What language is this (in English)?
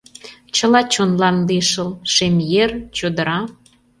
Mari